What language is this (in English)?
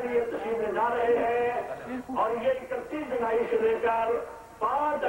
Arabic